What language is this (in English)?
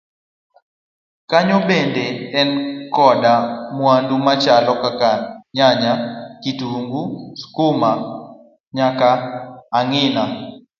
Luo (Kenya and Tanzania)